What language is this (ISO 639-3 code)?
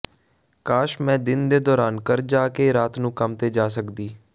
pan